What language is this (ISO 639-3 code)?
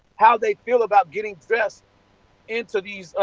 eng